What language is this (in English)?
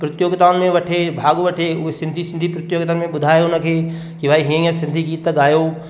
Sindhi